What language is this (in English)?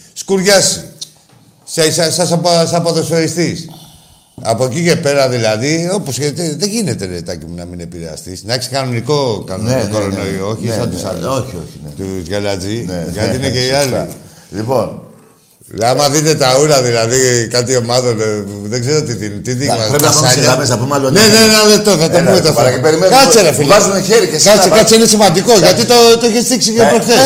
Greek